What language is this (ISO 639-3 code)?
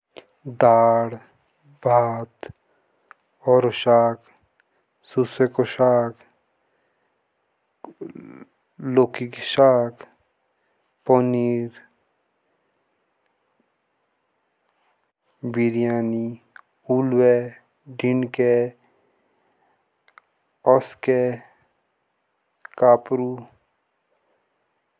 jns